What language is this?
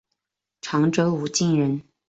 Chinese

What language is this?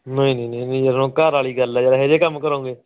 Punjabi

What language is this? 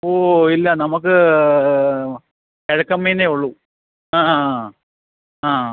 Malayalam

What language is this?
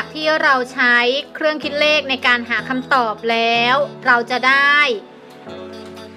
Thai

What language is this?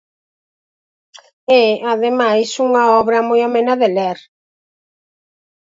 Galician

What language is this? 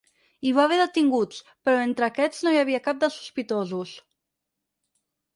Catalan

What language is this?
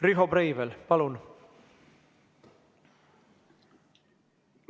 Estonian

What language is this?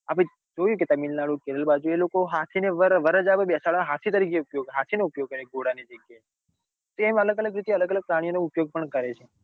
Gujarati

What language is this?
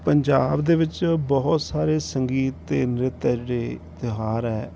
Punjabi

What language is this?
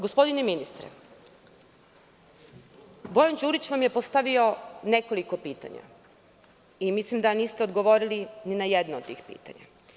Serbian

